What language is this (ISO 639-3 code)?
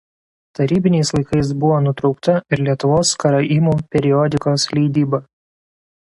lit